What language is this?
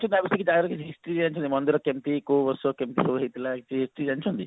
Odia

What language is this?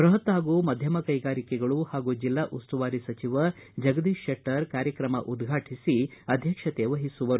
Kannada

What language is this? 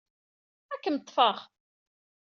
Kabyle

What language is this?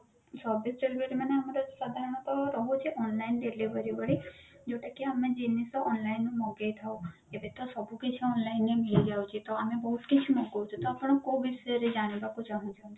Odia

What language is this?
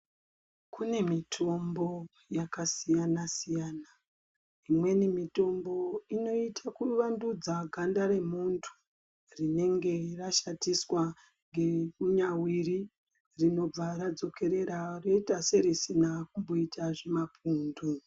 Ndau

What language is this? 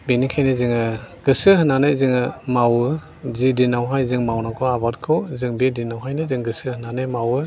Bodo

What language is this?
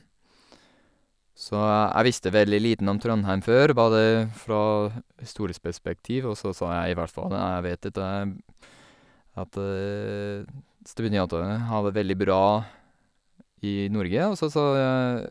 Norwegian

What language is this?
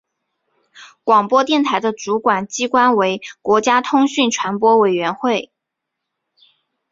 Chinese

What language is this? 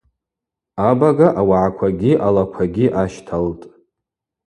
Abaza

